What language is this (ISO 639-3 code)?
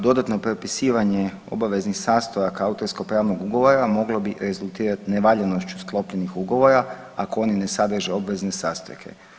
hrv